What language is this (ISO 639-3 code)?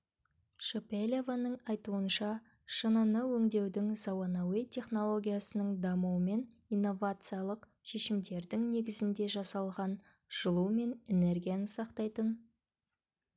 kaz